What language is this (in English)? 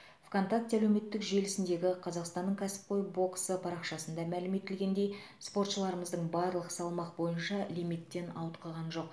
Kazakh